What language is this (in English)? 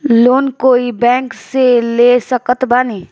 Bhojpuri